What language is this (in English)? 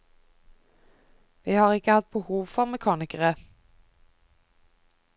Norwegian